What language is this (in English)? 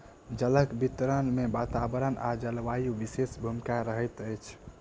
Maithili